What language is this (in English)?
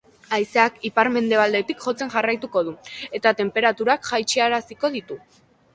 Basque